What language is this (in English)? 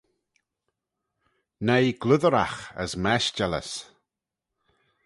Manx